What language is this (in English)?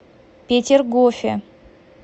Russian